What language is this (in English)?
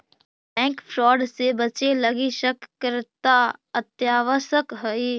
Magahi